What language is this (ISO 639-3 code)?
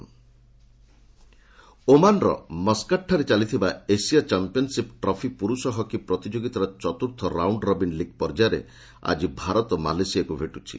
ori